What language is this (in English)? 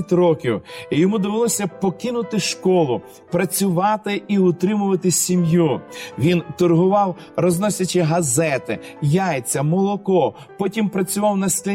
Ukrainian